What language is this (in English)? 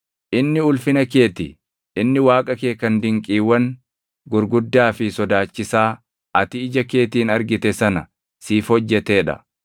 Oromo